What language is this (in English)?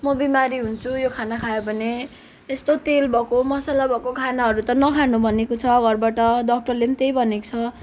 Nepali